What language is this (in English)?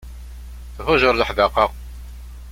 Kabyle